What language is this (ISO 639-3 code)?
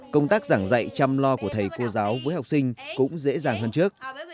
vie